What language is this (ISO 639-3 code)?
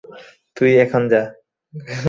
ben